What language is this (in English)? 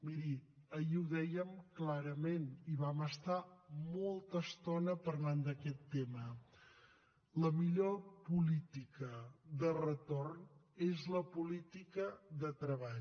Catalan